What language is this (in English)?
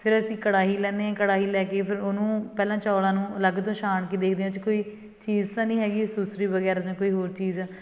Punjabi